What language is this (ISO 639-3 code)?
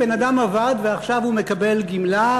heb